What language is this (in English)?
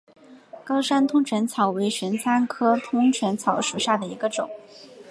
Chinese